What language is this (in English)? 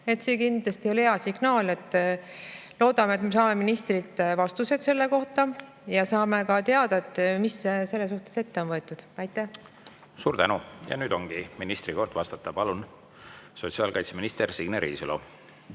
Estonian